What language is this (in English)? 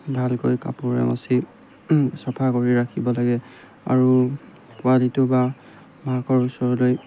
Assamese